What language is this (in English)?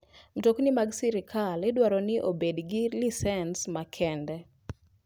Luo (Kenya and Tanzania)